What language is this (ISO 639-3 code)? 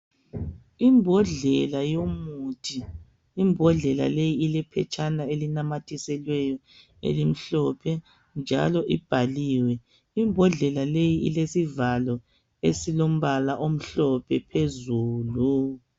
nde